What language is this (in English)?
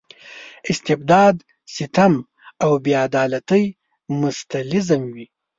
Pashto